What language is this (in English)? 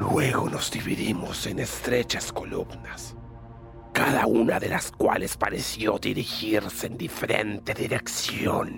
Spanish